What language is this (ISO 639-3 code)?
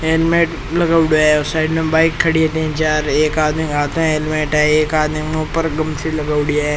raj